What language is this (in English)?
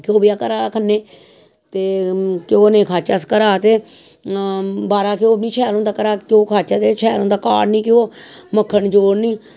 Dogri